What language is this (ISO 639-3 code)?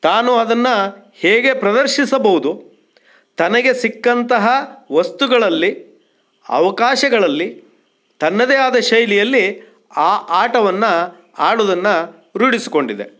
kan